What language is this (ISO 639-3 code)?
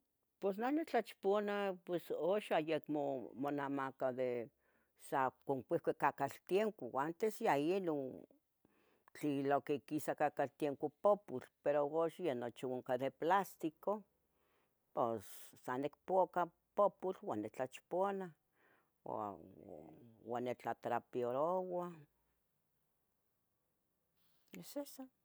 nhg